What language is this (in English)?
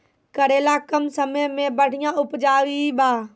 Maithili